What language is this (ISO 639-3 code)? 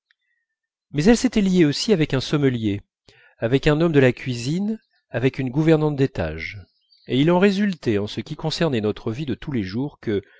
fra